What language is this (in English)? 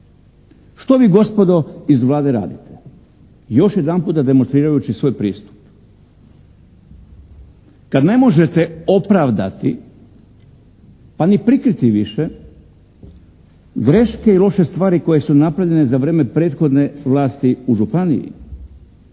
Croatian